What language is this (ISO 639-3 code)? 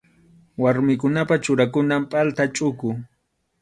qxu